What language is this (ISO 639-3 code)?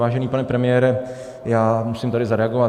ces